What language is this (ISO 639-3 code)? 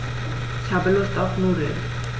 deu